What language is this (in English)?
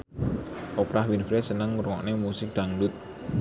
Javanese